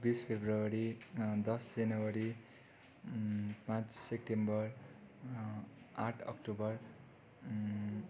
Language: Nepali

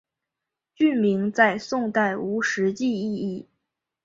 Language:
Chinese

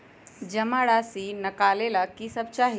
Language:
Magahi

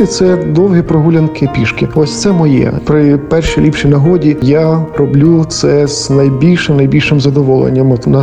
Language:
Ukrainian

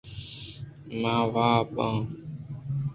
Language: Eastern Balochi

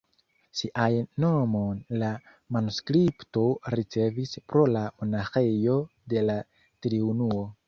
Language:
Esperanto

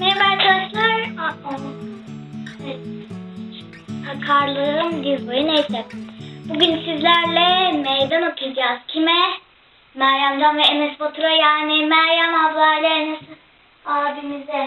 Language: Turkish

